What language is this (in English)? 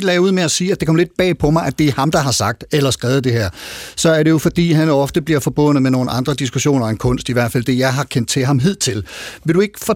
Danish